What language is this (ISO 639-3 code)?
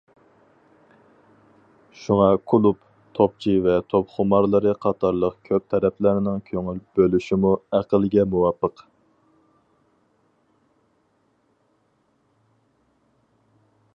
uig